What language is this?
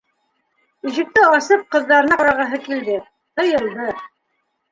Bashkir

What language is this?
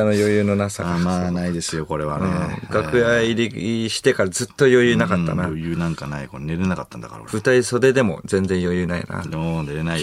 Japanese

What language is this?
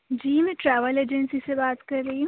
Urdu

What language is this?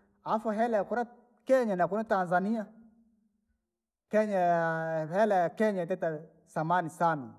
Langi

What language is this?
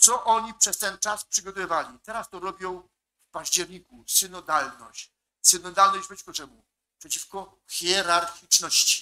Polish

